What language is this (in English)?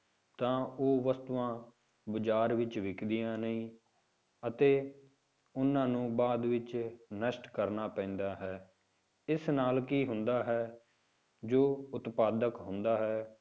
Punjabi